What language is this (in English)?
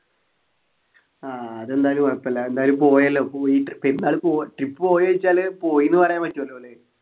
Malayalam